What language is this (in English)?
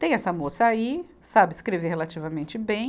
Portuguese